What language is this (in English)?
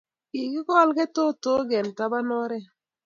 Kalenjin